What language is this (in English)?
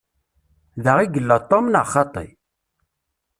Kabyle